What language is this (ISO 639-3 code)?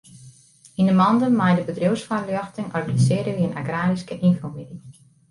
fry